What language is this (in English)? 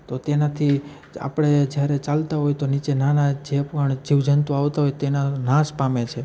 Gujarati